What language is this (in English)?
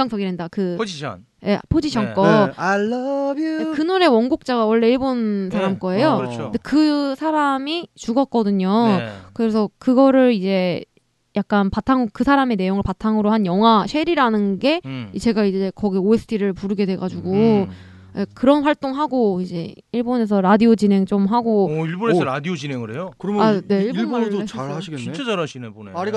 Korean